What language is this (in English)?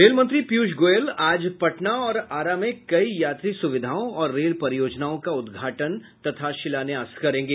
Hindi